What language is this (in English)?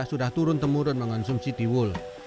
Indonesian